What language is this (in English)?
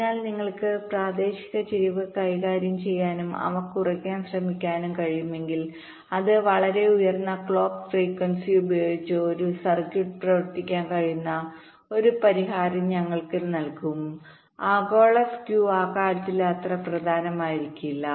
Malayalam